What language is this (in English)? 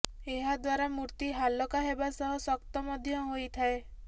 Odia